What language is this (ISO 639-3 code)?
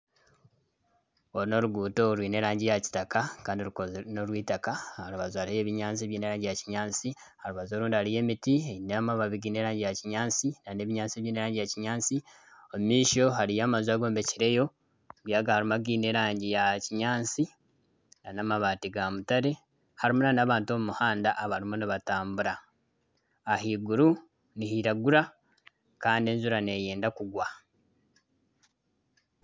nyn